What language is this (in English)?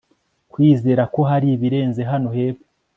Kinyarwanda